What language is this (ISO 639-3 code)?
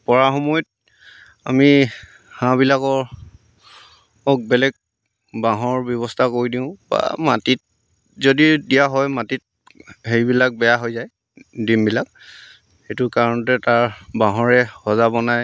asm